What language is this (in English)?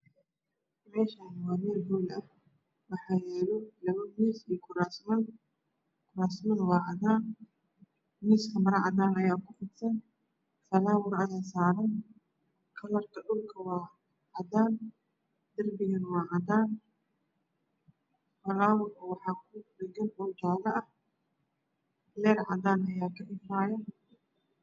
Somali